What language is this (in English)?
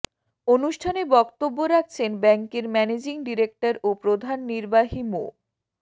Bangla